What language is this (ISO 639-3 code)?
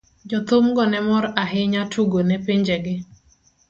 luo